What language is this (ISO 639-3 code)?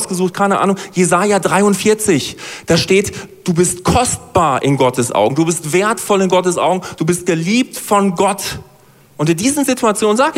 deu